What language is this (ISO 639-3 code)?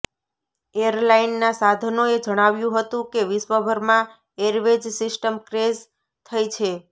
guj